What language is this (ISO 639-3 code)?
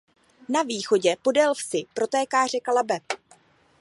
ces